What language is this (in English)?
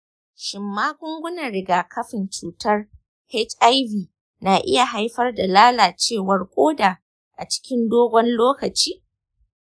Hausa